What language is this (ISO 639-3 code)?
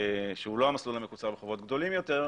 heb